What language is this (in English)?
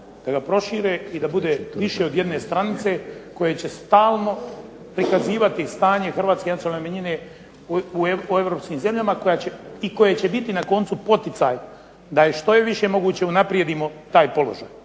Croatian